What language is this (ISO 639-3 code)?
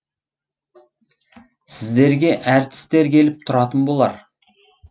kaz